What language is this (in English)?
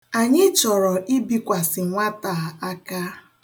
Igbo